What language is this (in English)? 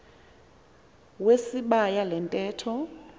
Xhosa